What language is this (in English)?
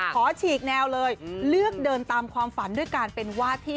Thai